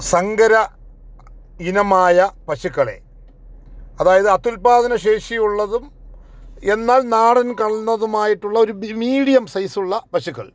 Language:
Malayalam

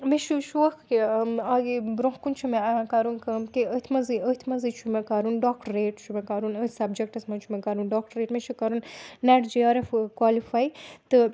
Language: Kashmiri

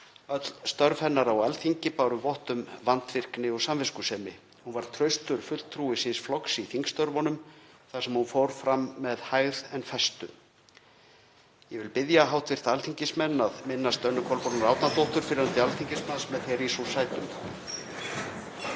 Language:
Icelandic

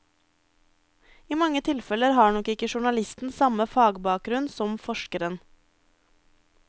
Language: Norwegian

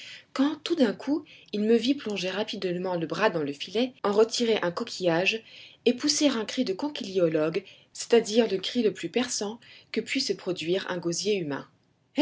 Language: French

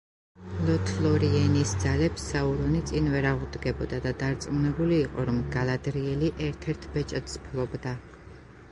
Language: Georgian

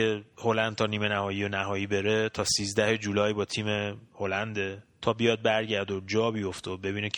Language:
Persian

